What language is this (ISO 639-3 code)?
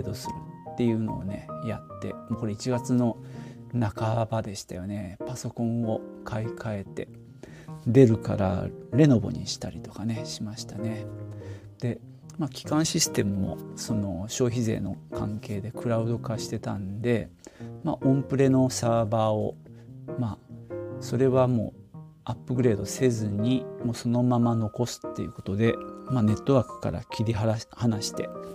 jpn